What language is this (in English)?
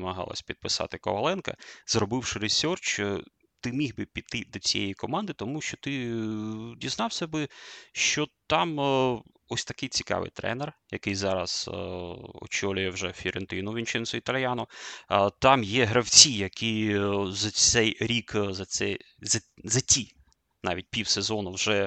Ukrainian